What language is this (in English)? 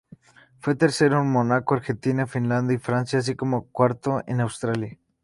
Spanish